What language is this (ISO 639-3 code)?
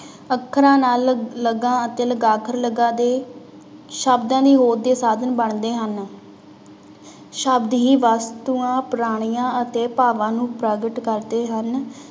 pan